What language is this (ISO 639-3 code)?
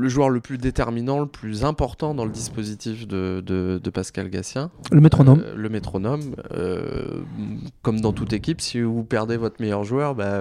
fra